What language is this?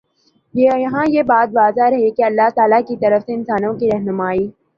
Urdu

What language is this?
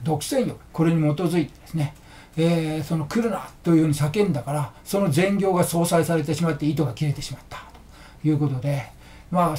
Japanese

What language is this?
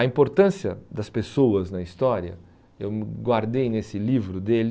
Portuguese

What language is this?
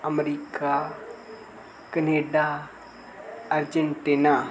Dogri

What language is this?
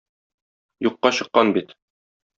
Tatar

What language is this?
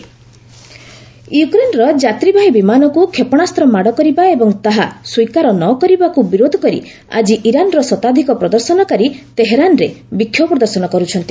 Odia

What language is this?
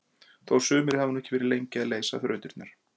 Icelandic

